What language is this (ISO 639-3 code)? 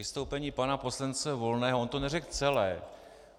ces